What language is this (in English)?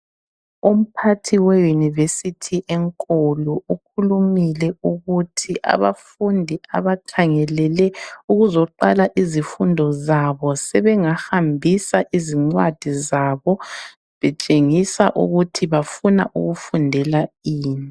North Ndebele